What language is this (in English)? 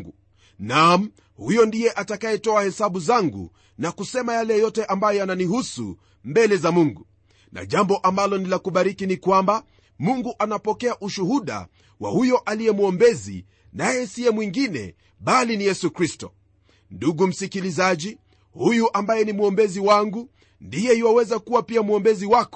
Swahili